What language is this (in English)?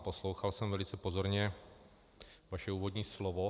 Czech